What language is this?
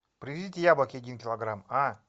Russian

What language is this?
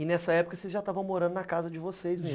Portuguese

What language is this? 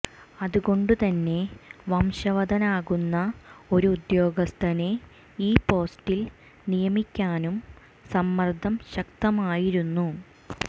Malayalam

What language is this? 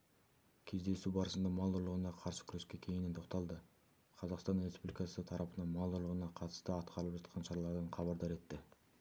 Kazakh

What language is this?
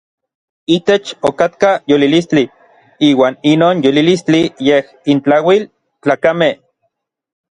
Orizaba Nahuatl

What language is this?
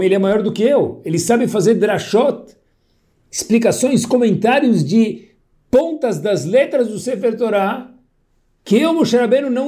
Portuguese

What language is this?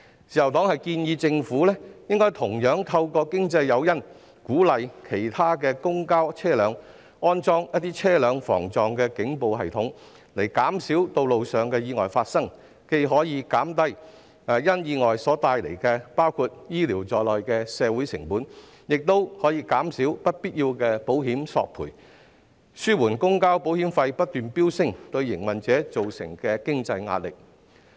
Cantonese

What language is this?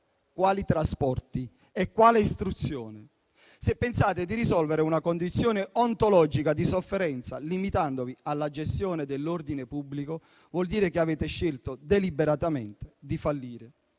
Italian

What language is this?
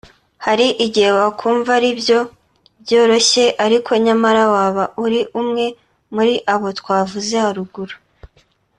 Kinyarwanda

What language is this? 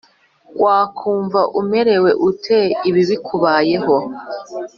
Kinyarwanda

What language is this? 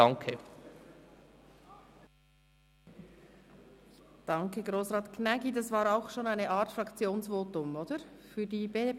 Swiss German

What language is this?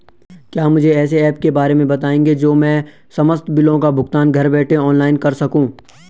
Hindi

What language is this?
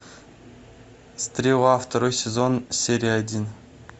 Russian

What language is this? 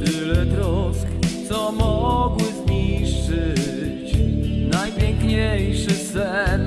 Polish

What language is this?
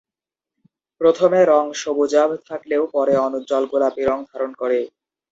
Bangla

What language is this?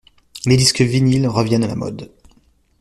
French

